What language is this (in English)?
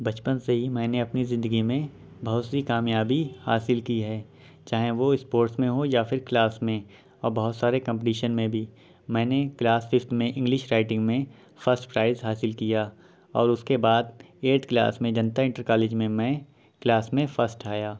Urdu